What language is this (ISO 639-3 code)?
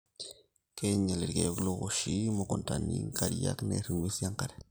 mas